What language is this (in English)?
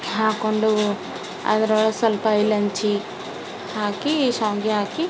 Kannada